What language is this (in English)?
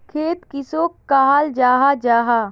Magahi